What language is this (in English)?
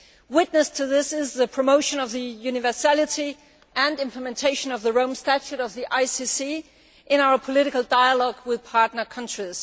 English